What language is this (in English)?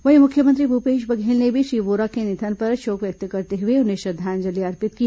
Hindi